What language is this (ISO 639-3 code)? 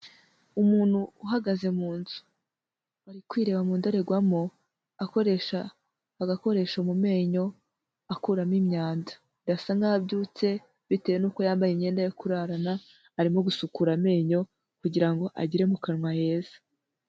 kin